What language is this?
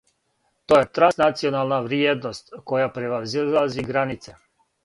Serbian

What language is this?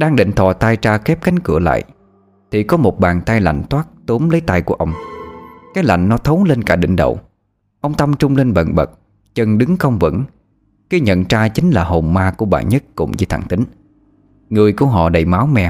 Vietnamese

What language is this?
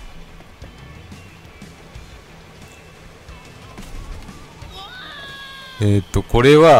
Japanese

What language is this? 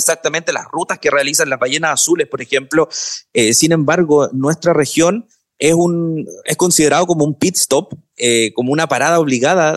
Spanish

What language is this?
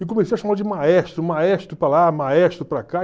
Portuguese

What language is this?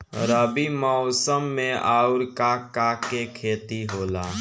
Bhojpuri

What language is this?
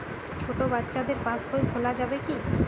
Bangla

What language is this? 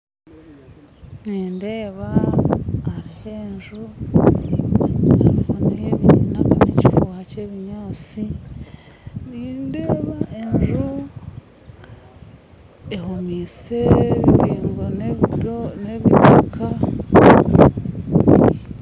Nyankole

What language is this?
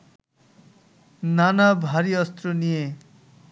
Bangla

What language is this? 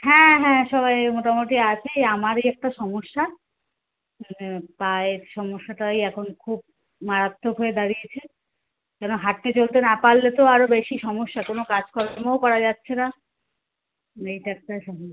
Bangla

